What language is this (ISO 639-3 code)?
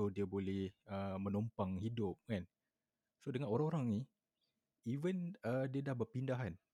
msa